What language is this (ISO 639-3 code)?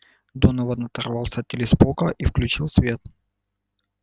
rus